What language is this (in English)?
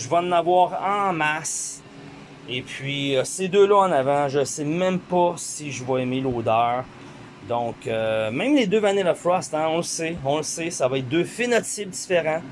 French